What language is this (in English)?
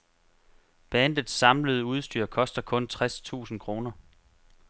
Danish